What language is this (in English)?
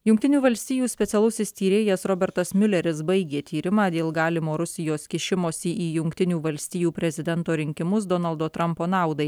Lithuanian